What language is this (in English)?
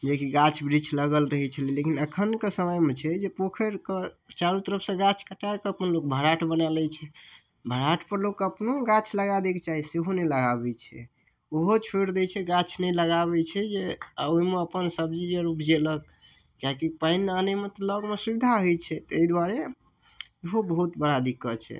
Maithili